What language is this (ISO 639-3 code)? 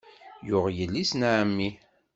kab